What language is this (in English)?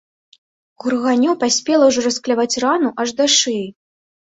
Belarusian